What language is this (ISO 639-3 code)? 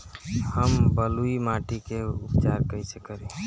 bho